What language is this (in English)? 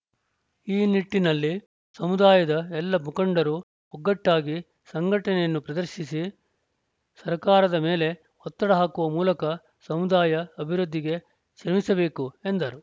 Kannada